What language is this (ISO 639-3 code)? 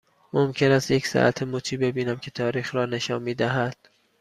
fas